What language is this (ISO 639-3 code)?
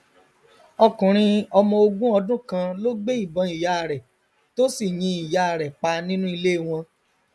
yor